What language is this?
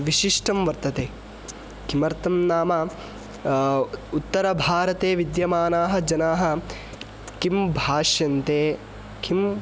Sanskrit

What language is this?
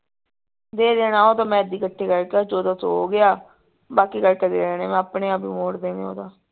Punjabi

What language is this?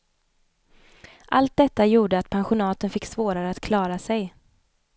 Swedish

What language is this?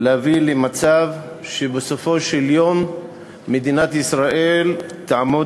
Hebrew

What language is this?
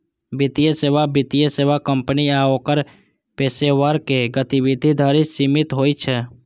Maithili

